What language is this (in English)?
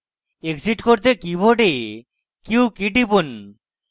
Bangla